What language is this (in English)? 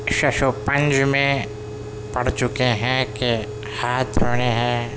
Urdu